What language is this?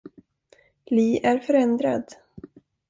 Swedish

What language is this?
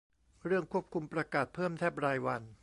Thai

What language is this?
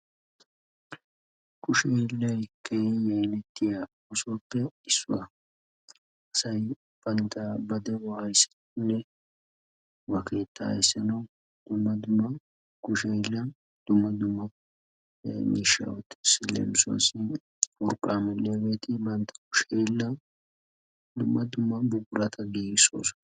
Wolaytta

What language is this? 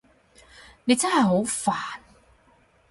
Cantonese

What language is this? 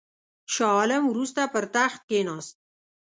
Pashto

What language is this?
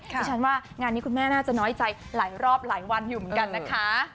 Thai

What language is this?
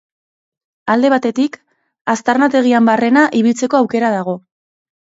Basque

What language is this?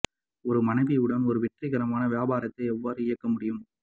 Tamil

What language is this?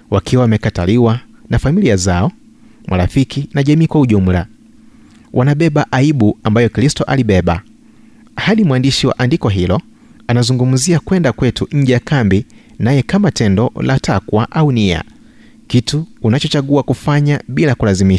Swahili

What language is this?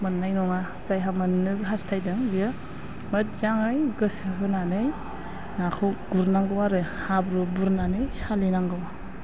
Bodo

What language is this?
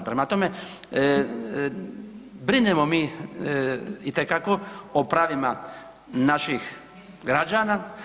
Croatian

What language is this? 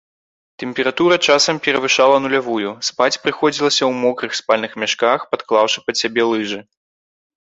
Belarusian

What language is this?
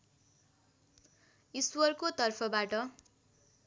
Nepali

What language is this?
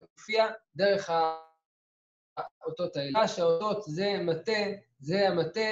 Hebrew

